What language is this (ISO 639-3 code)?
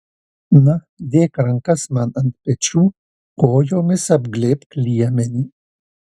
lit